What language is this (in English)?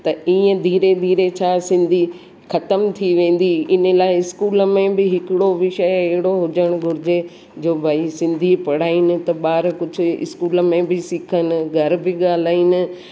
Sindhi